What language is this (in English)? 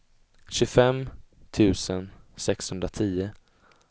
Swedish